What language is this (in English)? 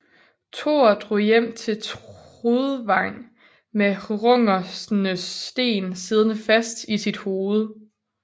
Danish